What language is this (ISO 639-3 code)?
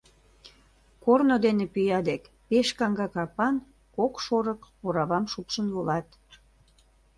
chm